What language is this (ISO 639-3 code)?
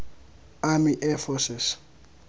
tsn